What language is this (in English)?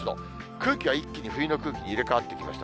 Japanese